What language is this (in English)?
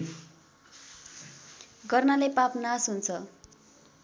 Nepali